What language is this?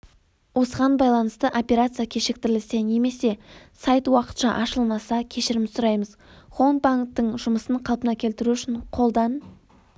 Kazakh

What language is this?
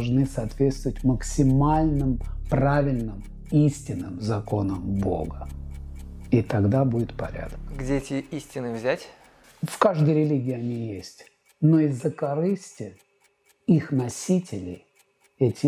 Russian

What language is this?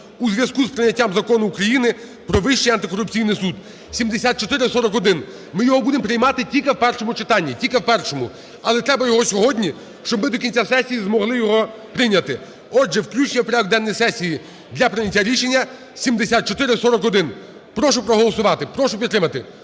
Ukrainian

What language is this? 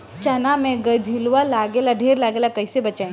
Bhojpuri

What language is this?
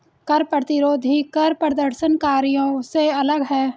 Hindi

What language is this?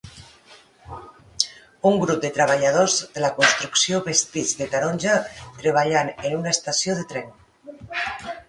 Catalan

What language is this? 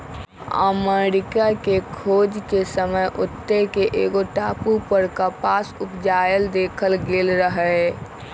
Magahi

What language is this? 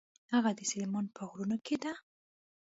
Pashto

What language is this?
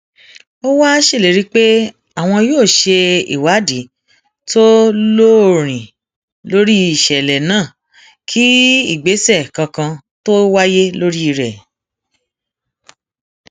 Yoruba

